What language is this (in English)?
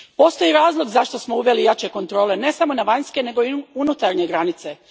Croatian